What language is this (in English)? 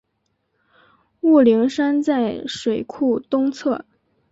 Chinese